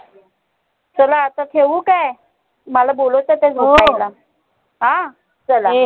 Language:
Marathi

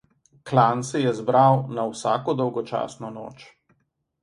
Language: Slovenian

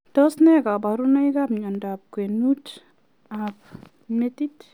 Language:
Kalenjin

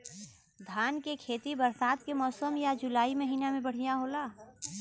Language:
Bhojpuri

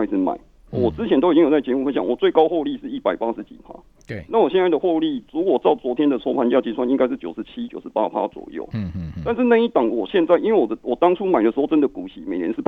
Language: Chinese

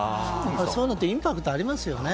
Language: Japanese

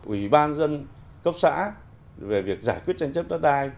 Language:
Vietnamese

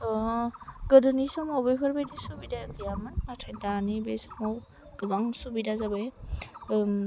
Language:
Bodo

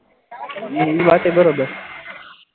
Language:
Gujarati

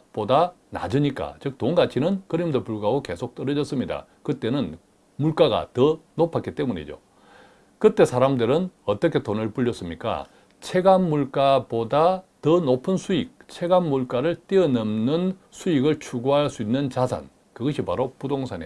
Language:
Korean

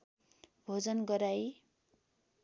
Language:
Nepali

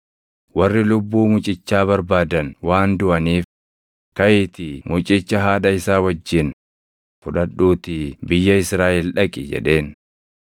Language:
Oromo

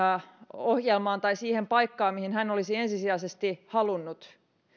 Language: Finnish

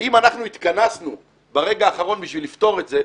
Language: Hebrew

